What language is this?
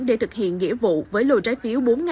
Vietnamese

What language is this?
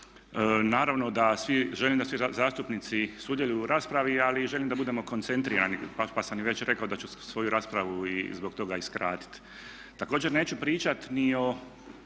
Croatian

